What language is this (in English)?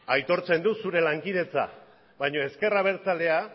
Basque